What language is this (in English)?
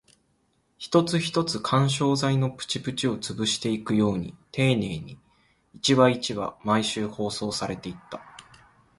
Japanese